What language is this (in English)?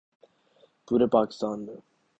Urdu